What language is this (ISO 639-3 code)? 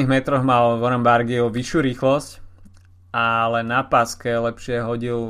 slk